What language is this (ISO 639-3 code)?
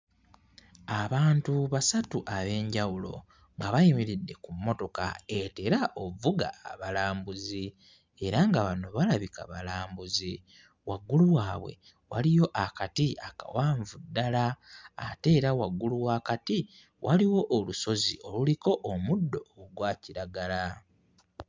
lug